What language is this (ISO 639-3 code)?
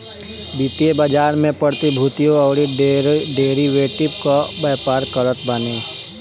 bho